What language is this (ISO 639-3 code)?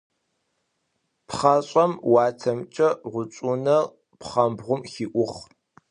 ady